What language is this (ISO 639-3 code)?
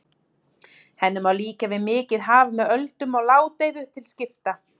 isl